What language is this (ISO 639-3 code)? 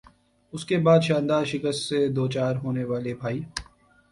urd